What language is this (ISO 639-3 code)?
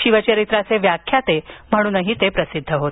mar